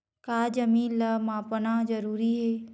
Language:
Chhattisgarhi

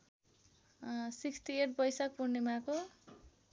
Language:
Nepali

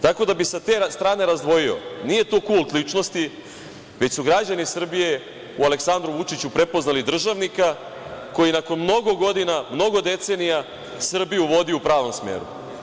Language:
Serbian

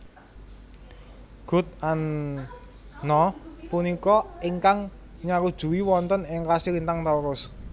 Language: Javanese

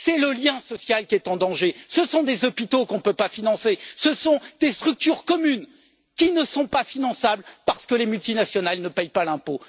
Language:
French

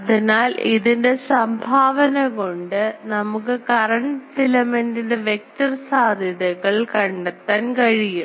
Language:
Malayalam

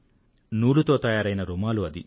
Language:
Telugu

